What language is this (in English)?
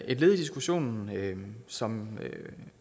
Danish